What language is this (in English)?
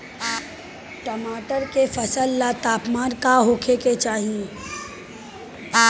Bhojpuri